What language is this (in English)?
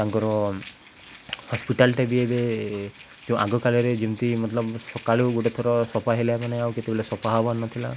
Odia